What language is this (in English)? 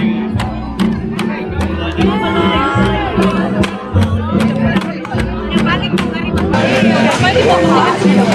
Indonesian